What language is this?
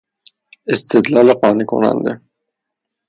Persian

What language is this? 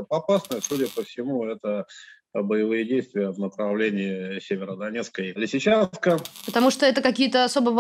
Russian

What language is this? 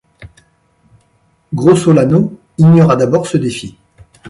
French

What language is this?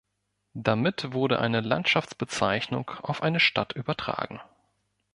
German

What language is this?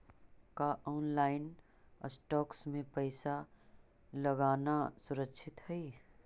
Magahi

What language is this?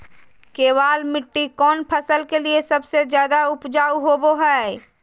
Magahi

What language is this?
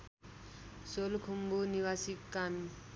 Nepali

